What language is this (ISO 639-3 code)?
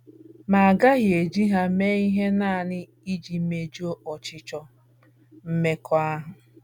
ibo